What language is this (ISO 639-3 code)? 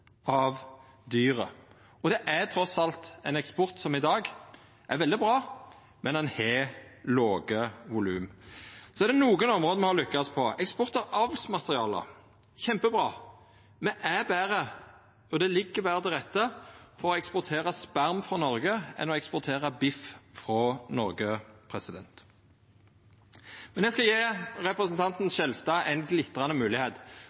nno